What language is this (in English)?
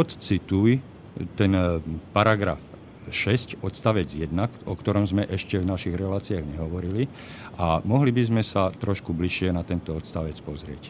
Slovak